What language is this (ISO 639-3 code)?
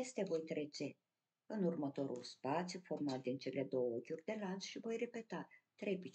ron